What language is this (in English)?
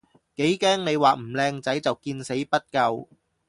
Cantonese